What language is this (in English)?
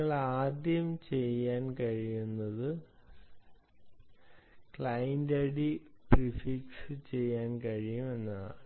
Malayalam